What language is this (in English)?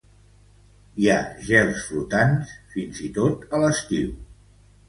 Catalan